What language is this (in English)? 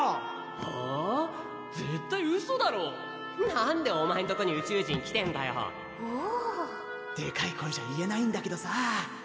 Japanese